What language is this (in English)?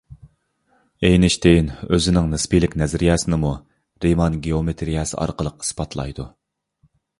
Uyghur